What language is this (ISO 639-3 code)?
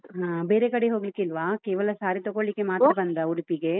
kan